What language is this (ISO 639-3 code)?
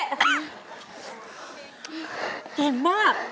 tha